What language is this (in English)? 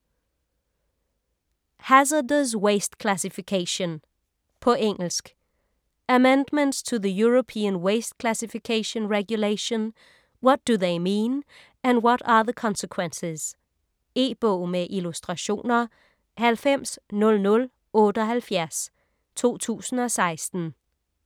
Danish